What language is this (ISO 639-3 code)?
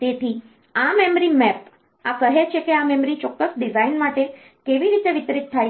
guj